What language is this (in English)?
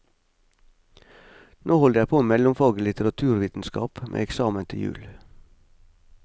Norwegian